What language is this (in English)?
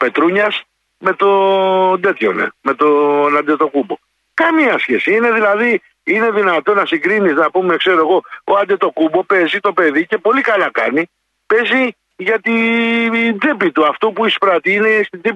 Greek